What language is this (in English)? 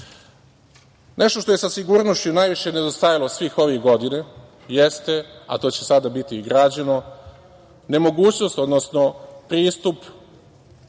Serbian